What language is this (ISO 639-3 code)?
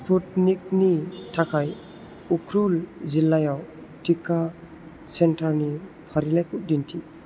brx